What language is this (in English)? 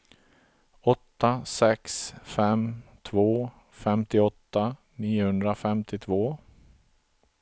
Swedish